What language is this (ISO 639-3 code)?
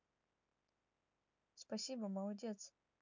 rus